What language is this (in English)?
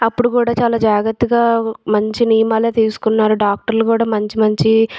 Telugu